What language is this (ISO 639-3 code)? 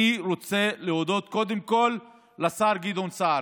heb